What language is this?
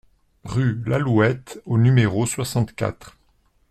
French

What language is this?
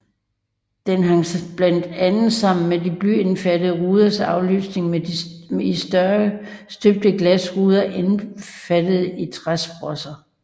Danish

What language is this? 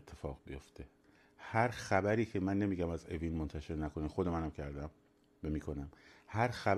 Persian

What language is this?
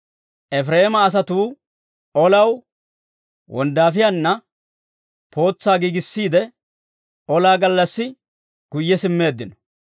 Dawro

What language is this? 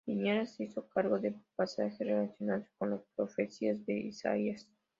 Spanish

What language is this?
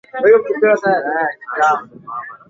Swahili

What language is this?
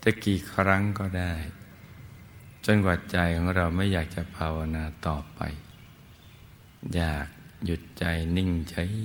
Thai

